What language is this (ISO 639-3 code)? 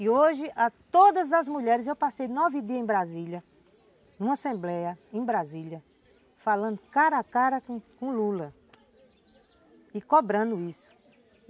por